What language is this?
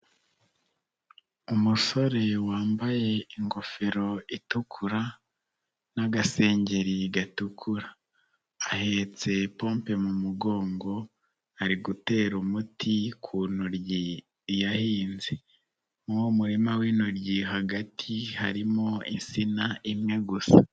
Kinyarwanda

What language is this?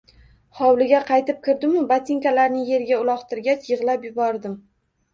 Uzbek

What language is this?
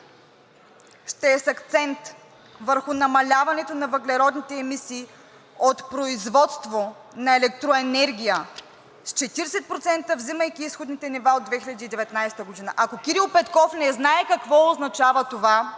Bulgarian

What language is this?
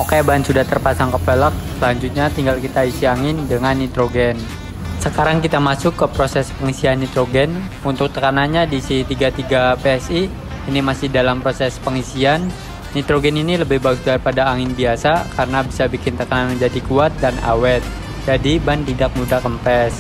Indonesian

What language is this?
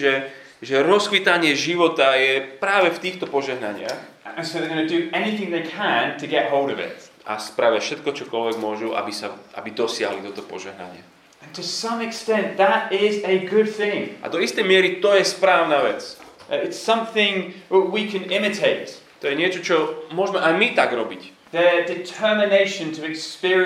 Slovak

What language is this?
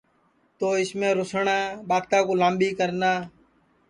Sansi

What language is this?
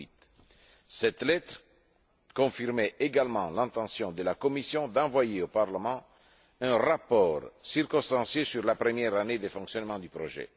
French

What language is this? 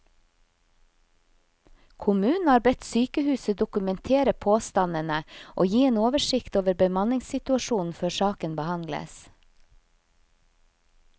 Norwegian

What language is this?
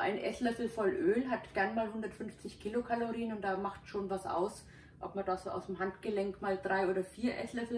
German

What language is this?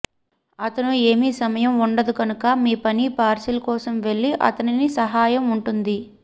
Telugu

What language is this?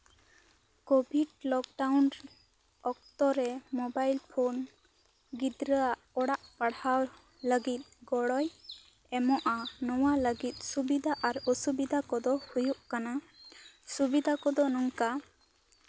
Santali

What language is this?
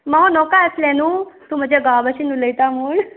Konkani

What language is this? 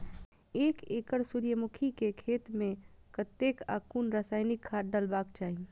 Maithili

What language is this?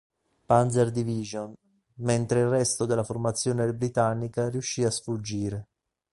Italian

